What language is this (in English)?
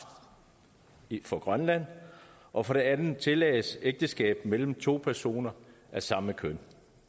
Danish